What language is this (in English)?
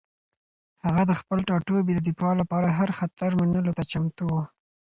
Pashto